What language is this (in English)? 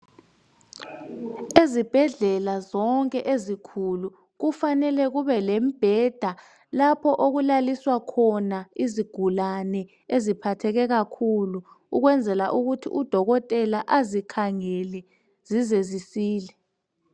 North Ndebele